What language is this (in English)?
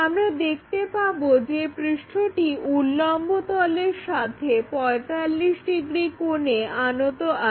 Bangla